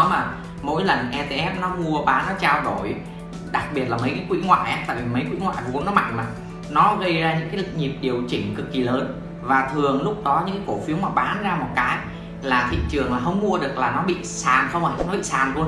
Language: Vietnamese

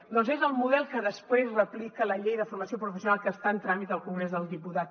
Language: Catalan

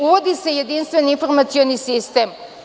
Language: Serbian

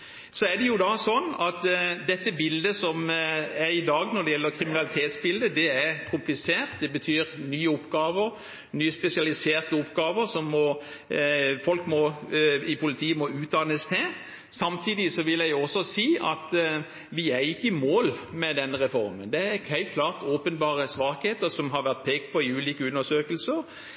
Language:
Norwegian Bokmål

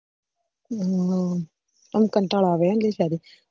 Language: Gujarati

